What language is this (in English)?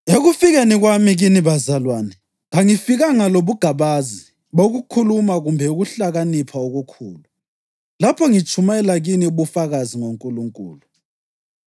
North Ndebele